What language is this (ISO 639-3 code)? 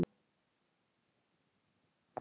isl